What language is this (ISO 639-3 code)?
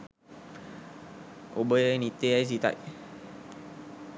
sin